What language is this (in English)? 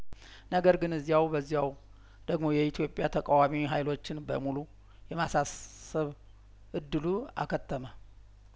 Amharic